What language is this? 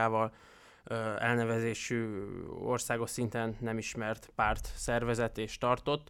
Hungarian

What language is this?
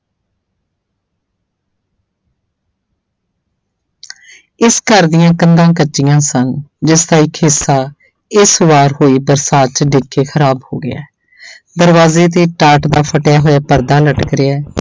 Punjabi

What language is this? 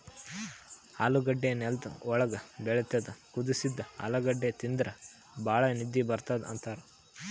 Kannada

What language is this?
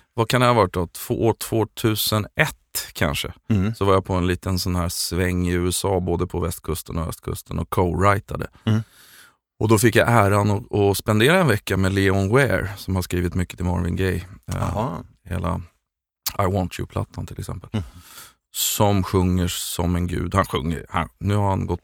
Swedish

